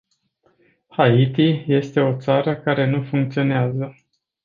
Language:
Romanian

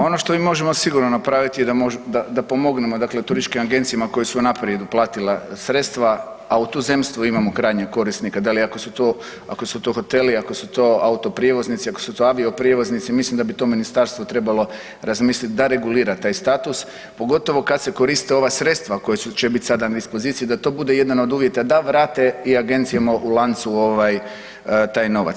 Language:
Croatian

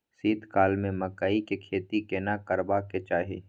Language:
Maithili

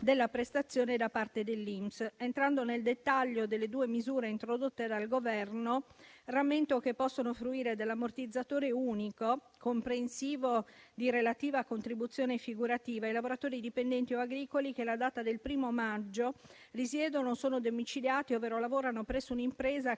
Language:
Italian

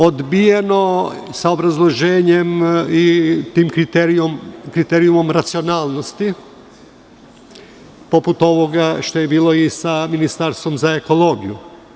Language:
Serbian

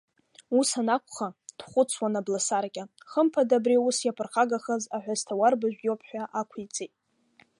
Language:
Abkhazian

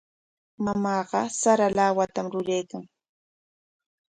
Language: Corongo Ancash Quechua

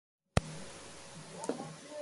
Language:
Japanese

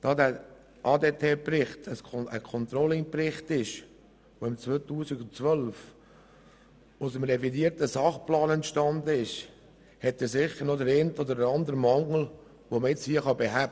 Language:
Swiss German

